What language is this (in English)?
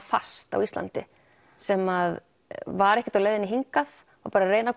Icelandic